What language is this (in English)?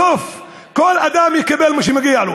Hebrew